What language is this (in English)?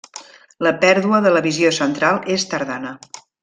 Catalan